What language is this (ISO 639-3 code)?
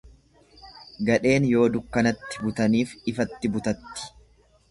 orm